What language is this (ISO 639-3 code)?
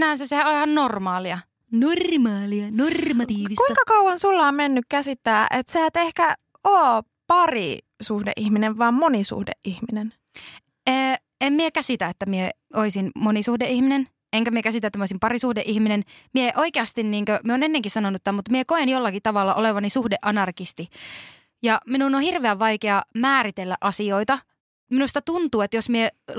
fin